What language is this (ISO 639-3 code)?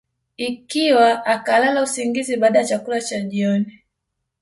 swa